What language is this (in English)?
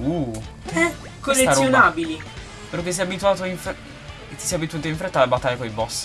Italian